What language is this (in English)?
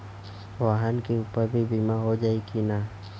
Bhojpuri